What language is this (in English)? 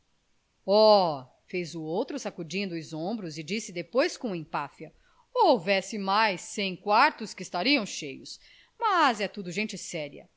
Portuguese